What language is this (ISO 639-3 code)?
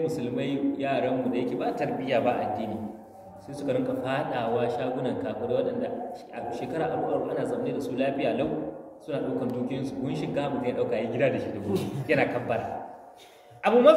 ara